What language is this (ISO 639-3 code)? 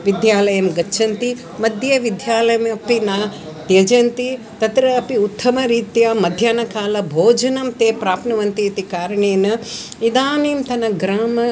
san